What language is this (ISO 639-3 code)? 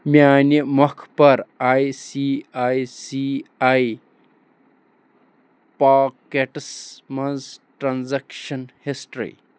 kas